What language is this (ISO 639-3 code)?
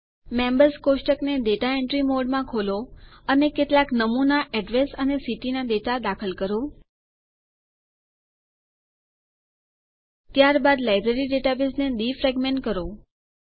guj